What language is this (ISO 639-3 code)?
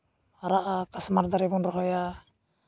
sat